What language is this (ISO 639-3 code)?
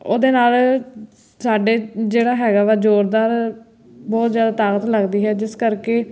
pan